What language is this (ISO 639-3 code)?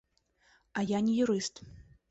bel